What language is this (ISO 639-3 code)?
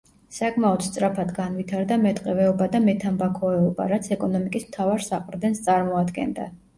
kat